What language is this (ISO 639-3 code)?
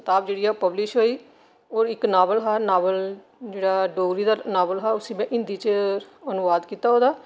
doi